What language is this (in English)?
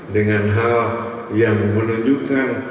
Indonesian